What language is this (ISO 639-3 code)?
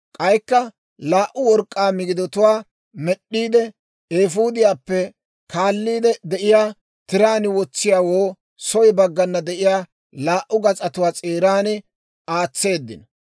dwr